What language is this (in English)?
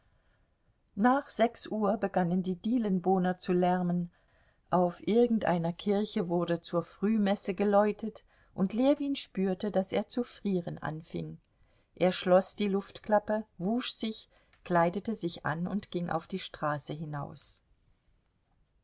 German